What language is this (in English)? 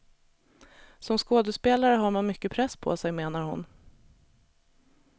Swedish